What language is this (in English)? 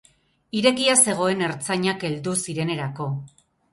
Basque